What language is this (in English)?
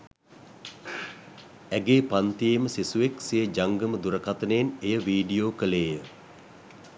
Sinhala